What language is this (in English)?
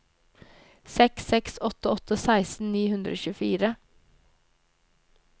Norwegian